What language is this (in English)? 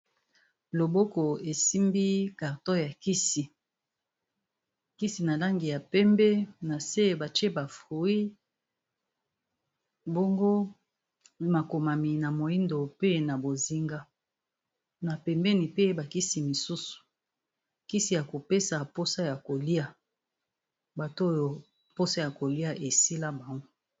Lingala